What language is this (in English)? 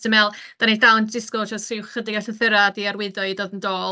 Welsh